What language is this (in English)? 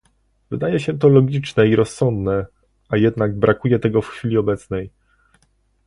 Polish